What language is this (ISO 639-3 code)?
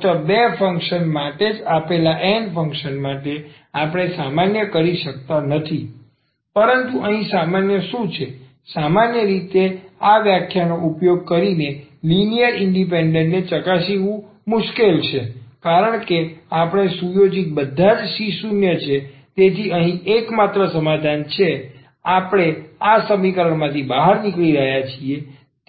guj